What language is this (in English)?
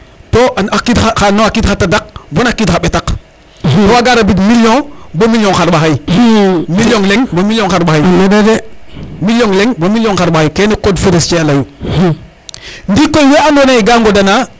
Serer